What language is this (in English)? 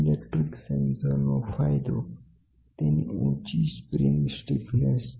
Gujarati